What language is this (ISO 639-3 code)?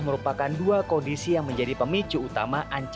ind